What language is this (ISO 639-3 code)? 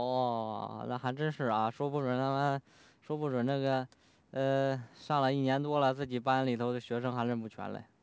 zho